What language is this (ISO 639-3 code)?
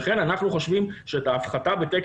heb